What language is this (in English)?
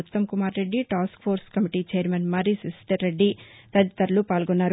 Telugu